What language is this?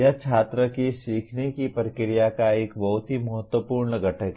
Hindi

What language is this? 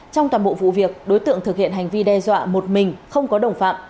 Vietnamese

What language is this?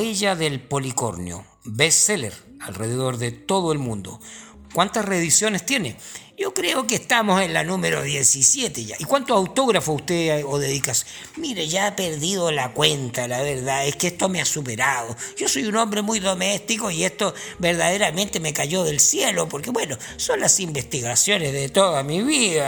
Spanish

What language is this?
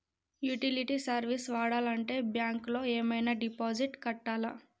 Telugu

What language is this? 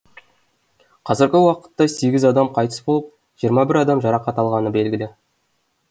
Kazakh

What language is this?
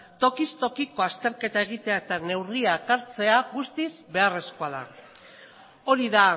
Basque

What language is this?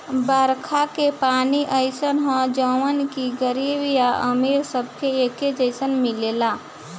Bhojpuri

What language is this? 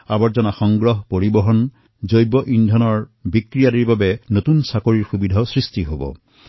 Assamese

